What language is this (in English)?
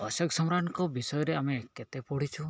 Odia